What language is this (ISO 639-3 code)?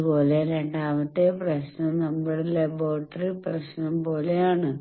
mal